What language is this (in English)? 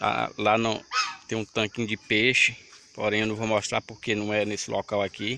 Portuguese